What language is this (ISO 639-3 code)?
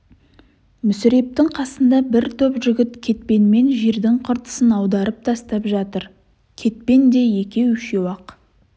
kaz